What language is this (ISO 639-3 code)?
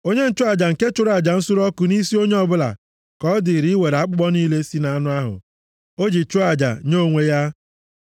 ibo